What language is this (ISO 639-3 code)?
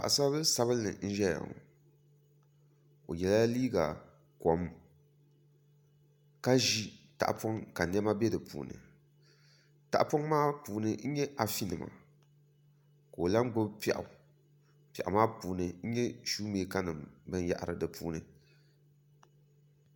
dag